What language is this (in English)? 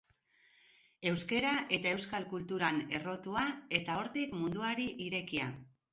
Basque